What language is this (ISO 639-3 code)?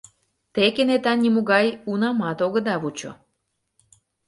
chm